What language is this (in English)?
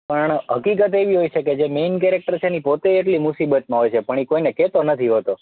Gujarati